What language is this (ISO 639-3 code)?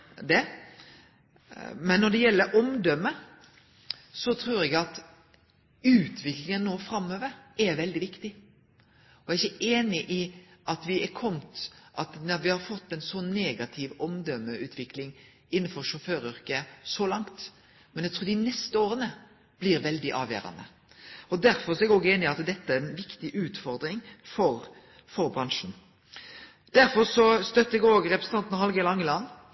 nno